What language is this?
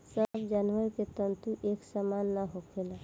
Bhojpuri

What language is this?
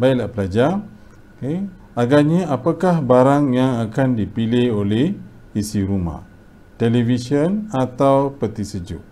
Malay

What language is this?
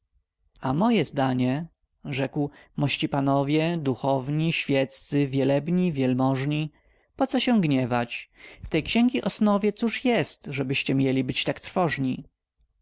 Polish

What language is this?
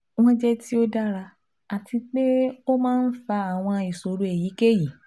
Yoruba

